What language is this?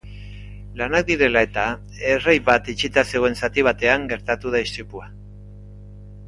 Basque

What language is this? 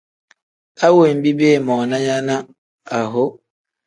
Tem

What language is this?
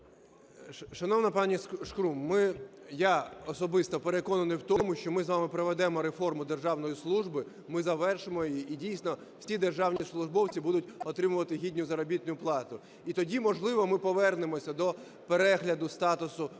Ukrainian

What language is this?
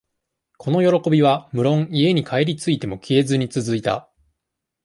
Japanese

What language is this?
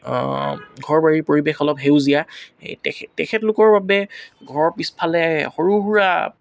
Assamese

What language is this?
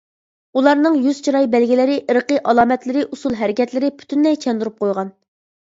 Uyghur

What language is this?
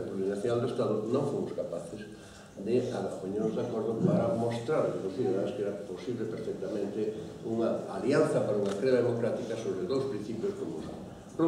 Greek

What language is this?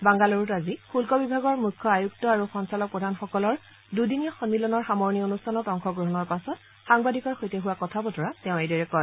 Assamese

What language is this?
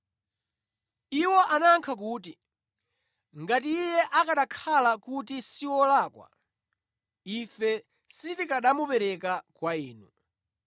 Nyanja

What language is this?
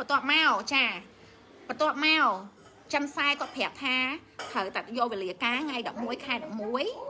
Vietnamese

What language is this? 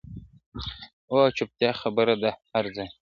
Pashto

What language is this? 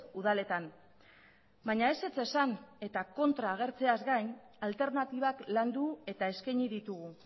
Basque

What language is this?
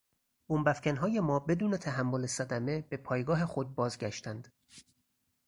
Persian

